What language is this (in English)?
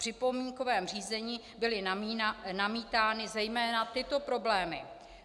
Czech